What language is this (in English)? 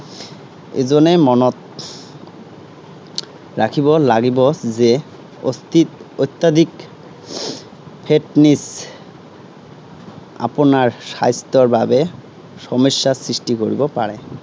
Assamese